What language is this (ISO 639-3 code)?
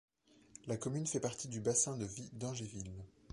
fra